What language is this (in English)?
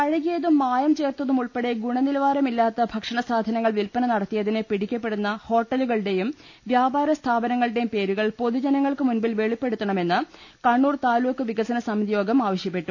Malayalam